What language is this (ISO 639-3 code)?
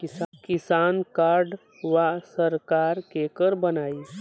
bho